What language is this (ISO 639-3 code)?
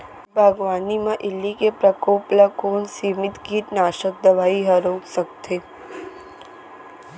hne